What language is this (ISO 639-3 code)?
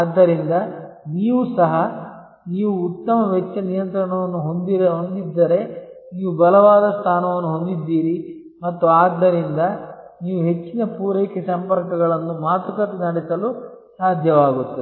kan